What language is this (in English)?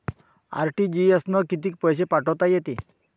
Marathi